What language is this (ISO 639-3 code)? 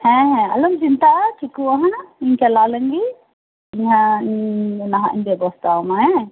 sat